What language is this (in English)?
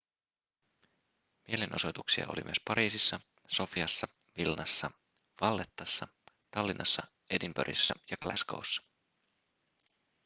Finnish